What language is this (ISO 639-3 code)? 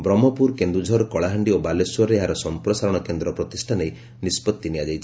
ori